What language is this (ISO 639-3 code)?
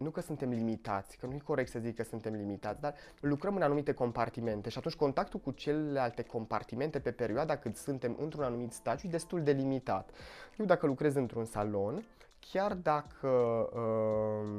ron